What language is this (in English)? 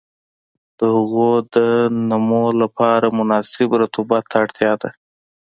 Pashto